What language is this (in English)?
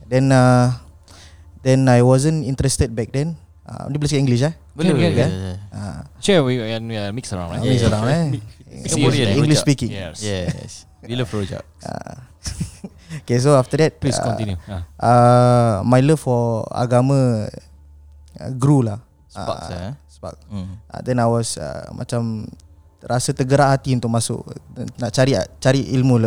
Malay